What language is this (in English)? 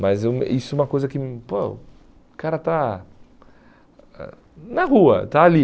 Portuguese